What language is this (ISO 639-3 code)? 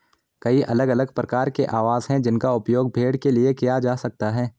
hin